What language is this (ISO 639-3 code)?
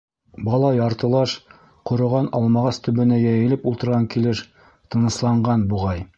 bak